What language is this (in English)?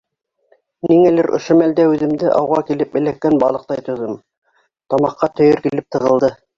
Bashkir